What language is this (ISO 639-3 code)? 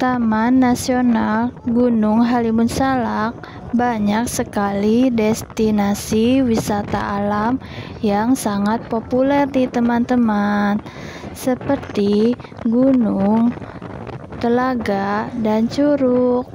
ind